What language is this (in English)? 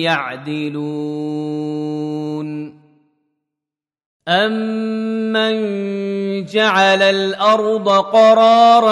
Arabic